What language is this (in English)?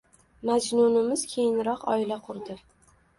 Uzbek